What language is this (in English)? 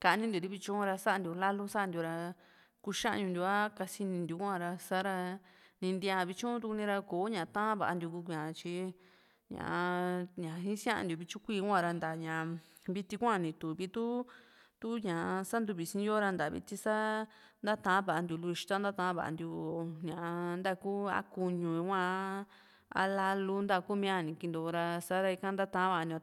Juxtlahuaca Mixtec